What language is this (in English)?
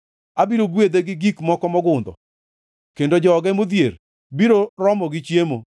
Luo (Kenya and Tanzania)